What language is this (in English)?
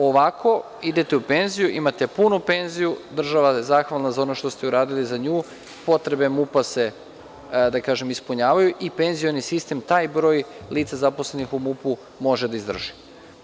Serbian